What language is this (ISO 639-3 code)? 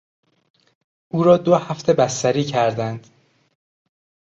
fas